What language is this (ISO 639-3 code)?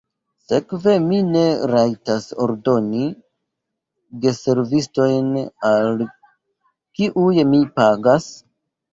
epo